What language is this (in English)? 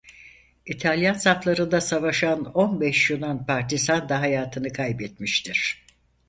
Turkish